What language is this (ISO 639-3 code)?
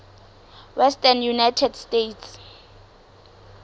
sot